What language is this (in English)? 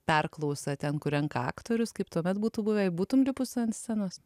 Lithuanian